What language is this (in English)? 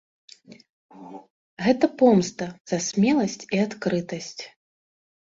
Belarusian